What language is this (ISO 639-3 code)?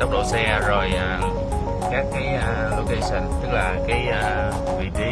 vie